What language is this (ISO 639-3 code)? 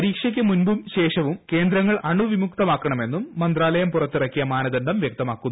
mal